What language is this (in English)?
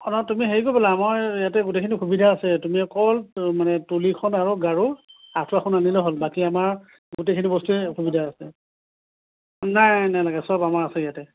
Assamese